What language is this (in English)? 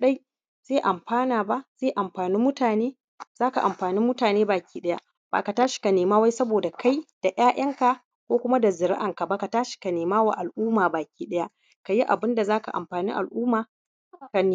Hausa